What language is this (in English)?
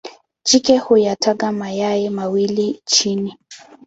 Swahili